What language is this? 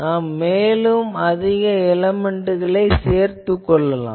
Tamil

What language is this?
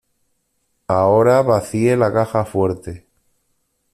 Spanish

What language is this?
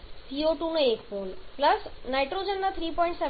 Gujarati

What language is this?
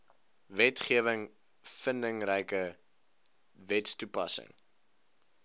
Afrikaans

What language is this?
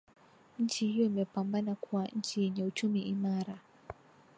Swahili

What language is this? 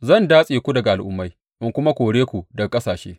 Hausa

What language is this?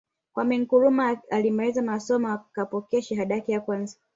Swahili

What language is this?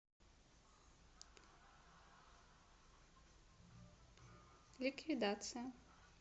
Russian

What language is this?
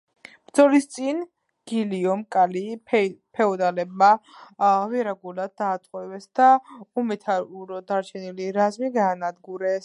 Georgian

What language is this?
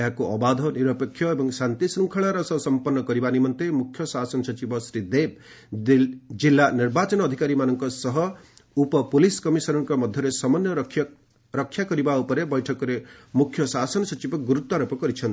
Odia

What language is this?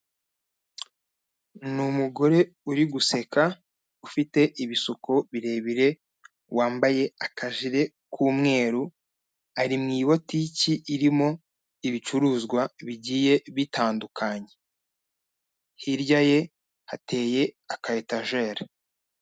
Kinyarwanda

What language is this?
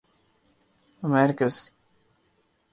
Urdu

